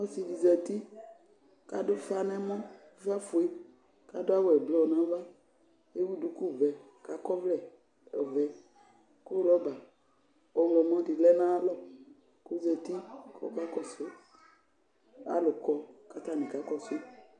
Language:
Ikposo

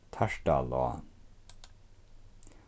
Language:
Faroese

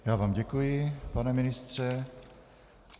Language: Czech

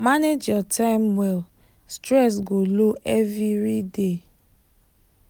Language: Nigerian Pidgin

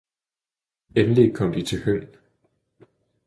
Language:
Danish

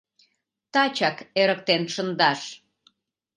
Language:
Mari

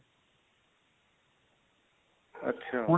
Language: Punjabi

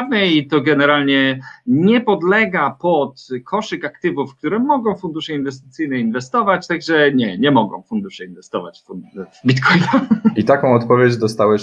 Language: Polish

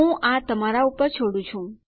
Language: Gujarati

